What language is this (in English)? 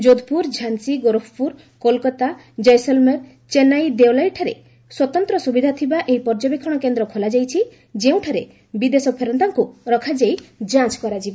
Odia